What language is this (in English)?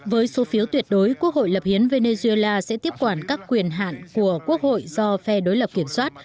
Vietnamese